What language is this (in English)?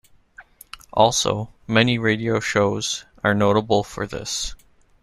English